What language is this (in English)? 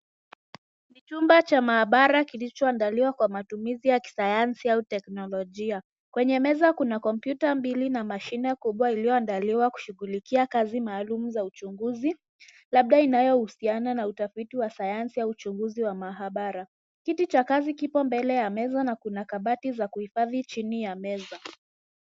Swahili